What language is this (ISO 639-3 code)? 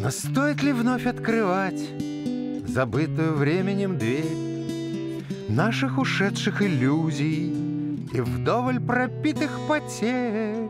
rus